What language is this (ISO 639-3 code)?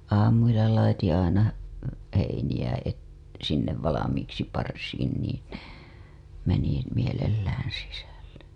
fin